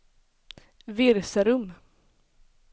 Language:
Swedish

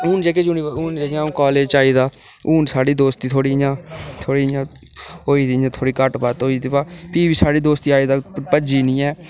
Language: Dogri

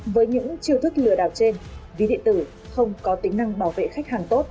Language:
Vietnamese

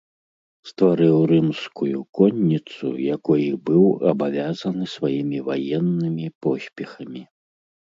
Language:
Belarusian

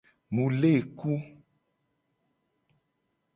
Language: Gen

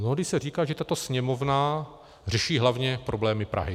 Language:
Czech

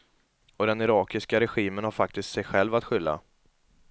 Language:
Swedish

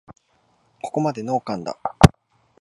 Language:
Japanese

